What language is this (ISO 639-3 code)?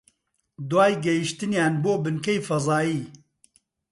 ckb